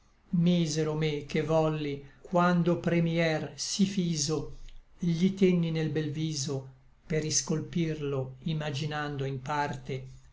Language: Italian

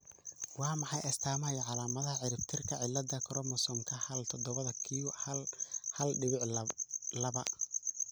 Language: Somali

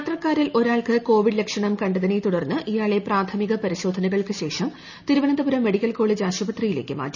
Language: Malayalam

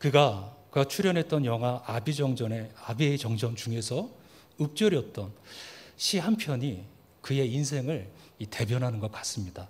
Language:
Korean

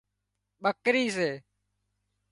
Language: Wadiyara Koli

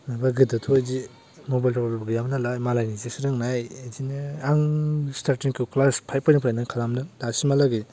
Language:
Bodo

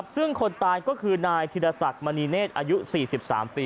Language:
Thai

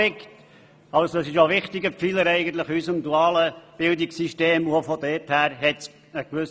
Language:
Swiss German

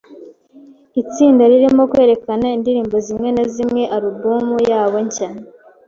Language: Kinyarwanda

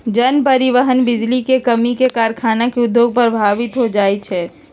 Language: Magahi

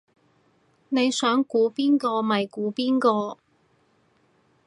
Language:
Cantonese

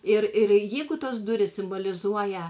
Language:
Lithuanian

